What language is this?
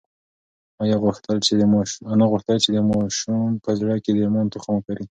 Pashto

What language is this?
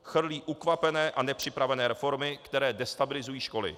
Czech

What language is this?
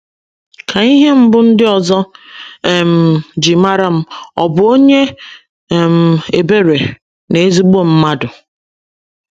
Igbo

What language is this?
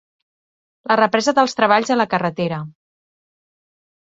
Catalan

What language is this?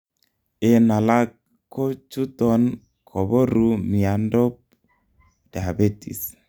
Kalenjin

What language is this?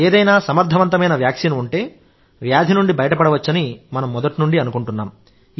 Telugu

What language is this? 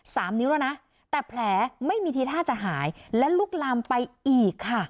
Thai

